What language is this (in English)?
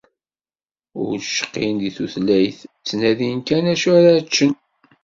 Kabyle